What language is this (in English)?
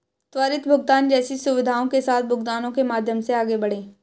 Hindi